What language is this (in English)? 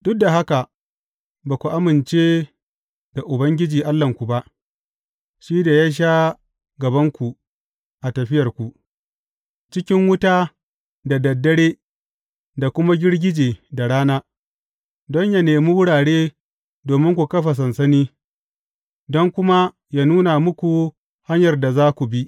Hausa